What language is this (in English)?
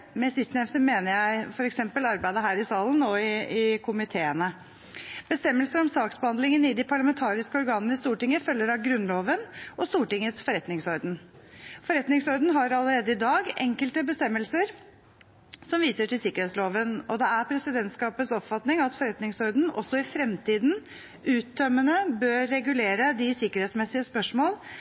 Norwegian Bokmål